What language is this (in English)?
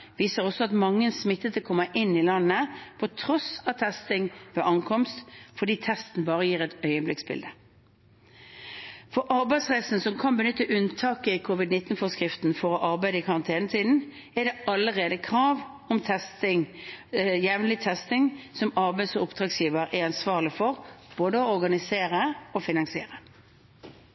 Norwegian Bokmål